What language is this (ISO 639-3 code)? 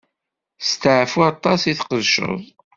kab